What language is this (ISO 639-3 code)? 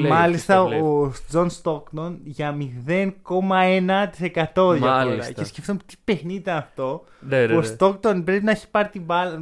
ell